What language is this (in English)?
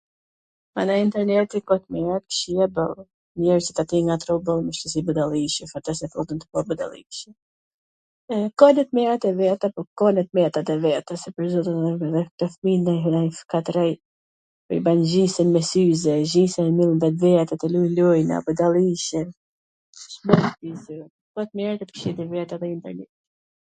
Gheg Albanian